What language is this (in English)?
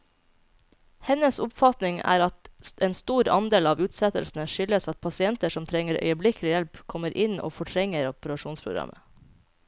Norwegian